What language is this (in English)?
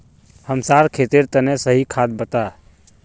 Magahi